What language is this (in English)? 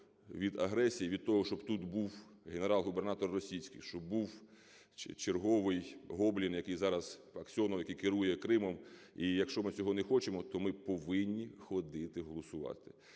Ukrainian